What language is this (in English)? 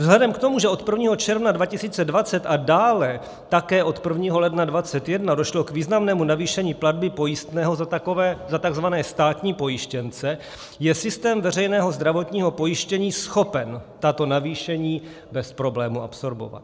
Czech